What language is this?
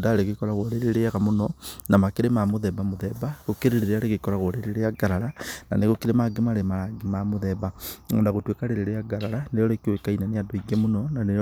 Kikuyu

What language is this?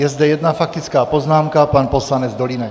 Czech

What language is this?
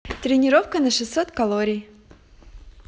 Russian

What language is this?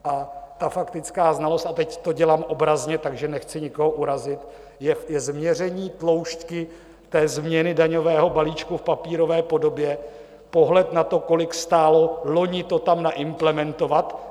Czech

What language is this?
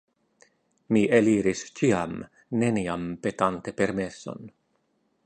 Esperanto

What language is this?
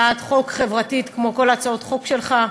Hebrew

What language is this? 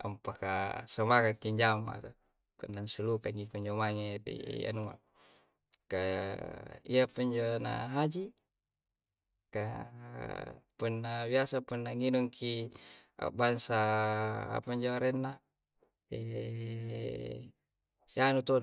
Coastal Konjo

